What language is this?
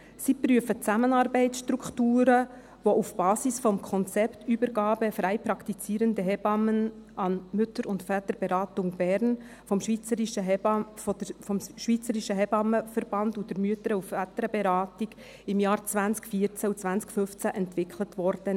Swiss German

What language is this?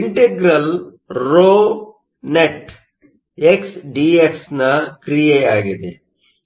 Kannada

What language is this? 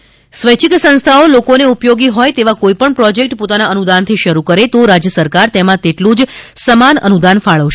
Gujarati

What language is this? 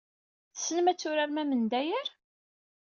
Kabyle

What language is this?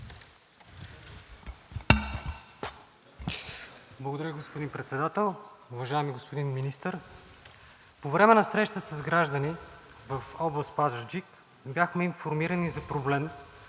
Bulgarian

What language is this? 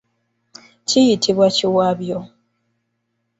Ganda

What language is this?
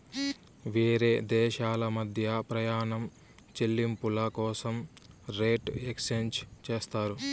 Telugu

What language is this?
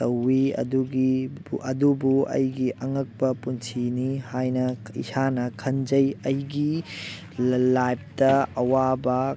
Manipuri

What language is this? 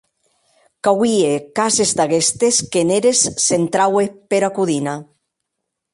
Occitan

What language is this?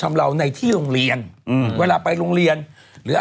Thai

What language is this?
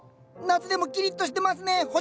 Japanese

